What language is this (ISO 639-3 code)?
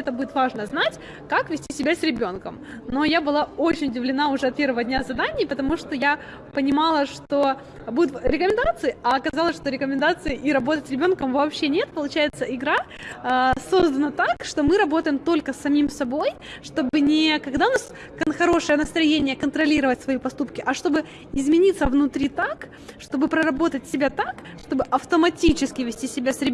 rus